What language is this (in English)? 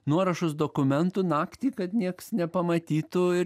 Lithuanian